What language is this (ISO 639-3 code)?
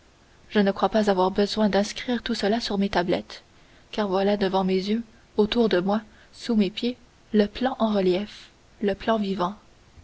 fra